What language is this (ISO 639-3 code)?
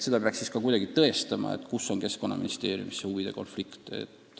est